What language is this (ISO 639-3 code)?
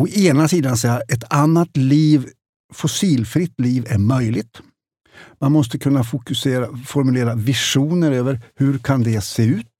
swe